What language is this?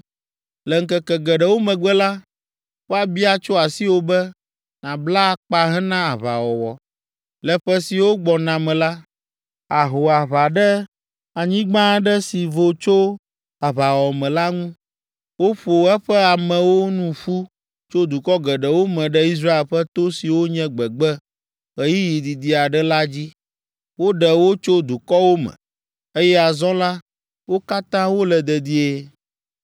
Ewe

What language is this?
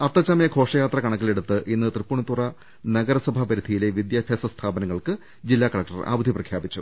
Malayalam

